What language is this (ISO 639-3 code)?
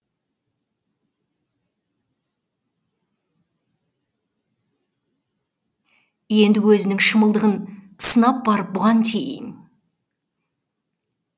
kaz